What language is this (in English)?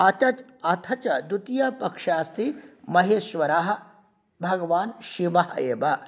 Sanskrit